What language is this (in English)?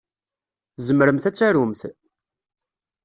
Kabyle